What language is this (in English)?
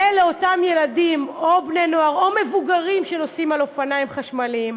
Hebrew